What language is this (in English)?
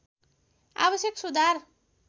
Nepali